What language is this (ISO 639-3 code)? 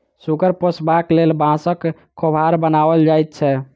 mai